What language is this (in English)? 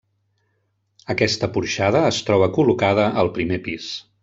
Catalan